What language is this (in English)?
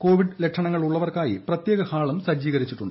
Malayalam